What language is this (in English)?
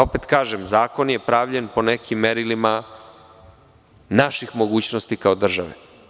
Serbian